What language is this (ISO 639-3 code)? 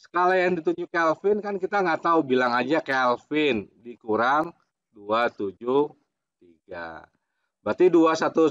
ind